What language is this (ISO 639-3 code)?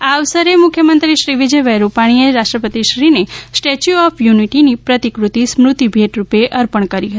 guj